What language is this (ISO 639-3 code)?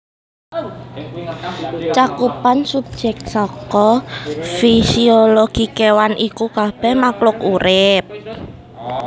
jav